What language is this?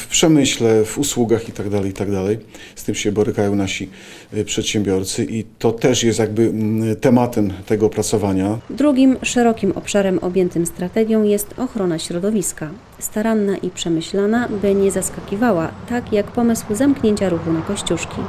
Polish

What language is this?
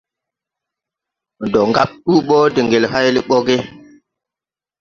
Tupuri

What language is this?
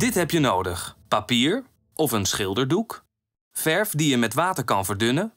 Dutch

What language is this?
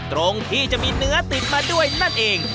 Thai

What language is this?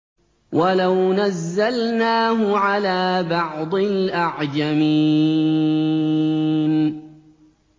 Arabic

